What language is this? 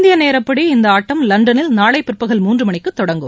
Tamil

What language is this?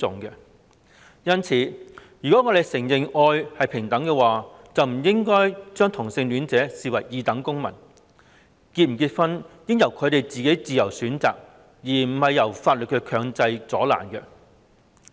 Cantonese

